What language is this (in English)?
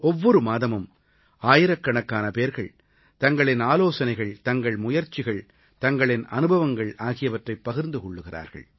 Tamil